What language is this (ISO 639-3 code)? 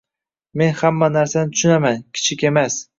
uzb